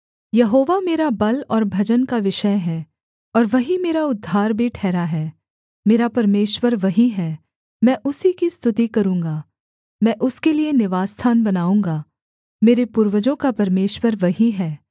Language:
Hindi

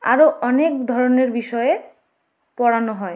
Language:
Bangla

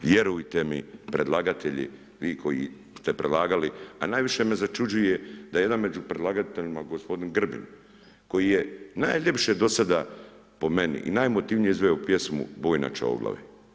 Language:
Croatian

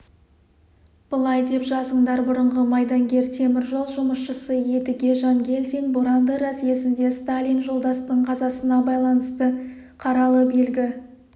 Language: Kazakh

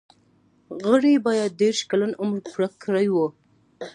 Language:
Pashto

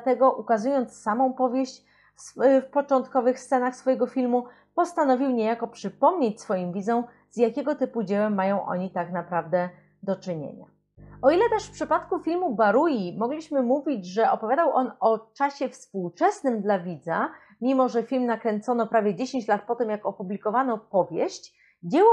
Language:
Polish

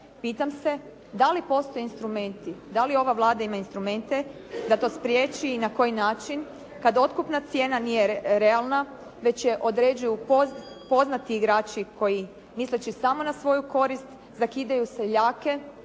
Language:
Croatian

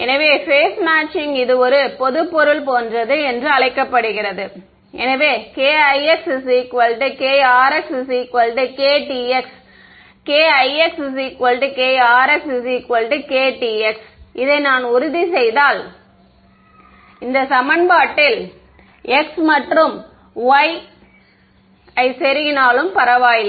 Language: Tamil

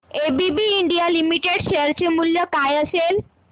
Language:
Marathi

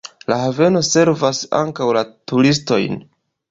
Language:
Esperanto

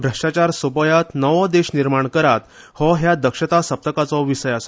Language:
Konkani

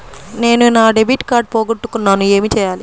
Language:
Telugu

